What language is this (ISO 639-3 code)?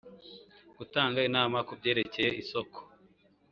kin